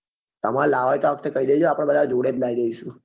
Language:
Gujarati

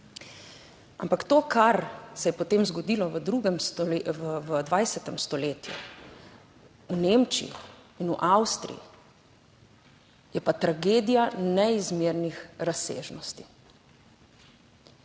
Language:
Slovenian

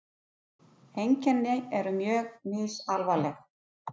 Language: Icelandic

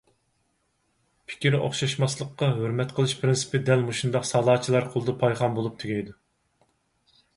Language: Uyghur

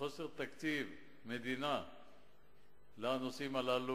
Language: Hebrew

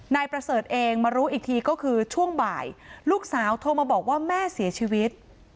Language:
Thai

